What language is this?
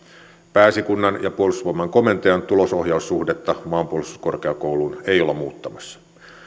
Finnish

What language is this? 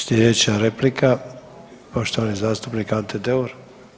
Croatian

